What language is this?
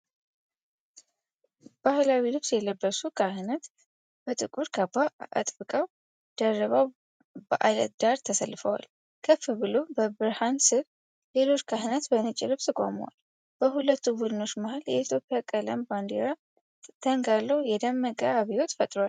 Amharic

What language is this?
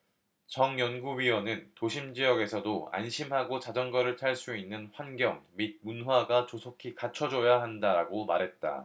Korean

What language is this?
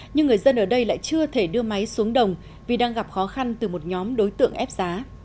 Vietnamese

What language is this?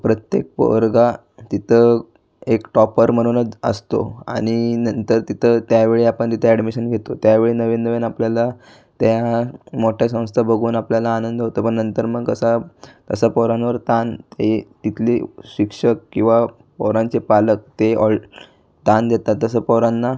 Marathi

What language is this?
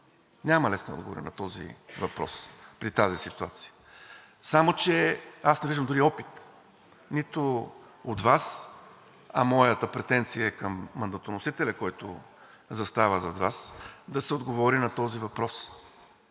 Bulgarian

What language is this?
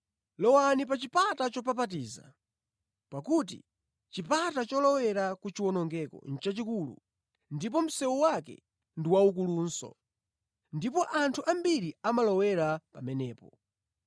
Nyanja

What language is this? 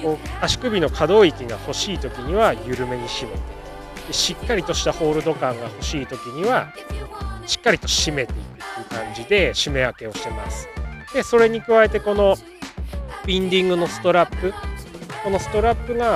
Japanese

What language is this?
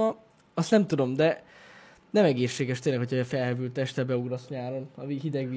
Hungarian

